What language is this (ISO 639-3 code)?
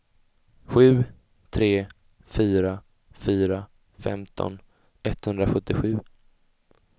swe